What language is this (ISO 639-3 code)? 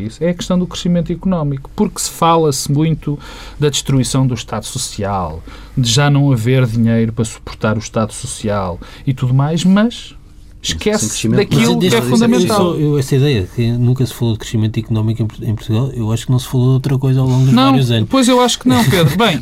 por